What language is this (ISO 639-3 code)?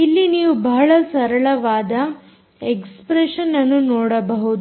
kan